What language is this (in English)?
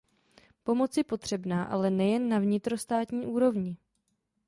Czech